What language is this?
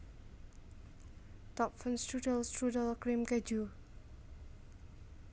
Javanese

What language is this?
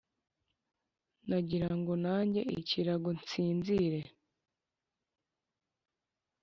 Kinyarwanda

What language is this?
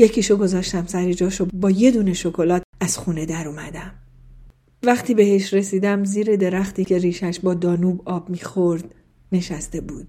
Persian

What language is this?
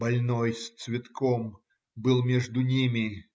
Russian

